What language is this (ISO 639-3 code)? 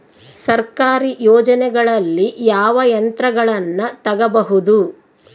kan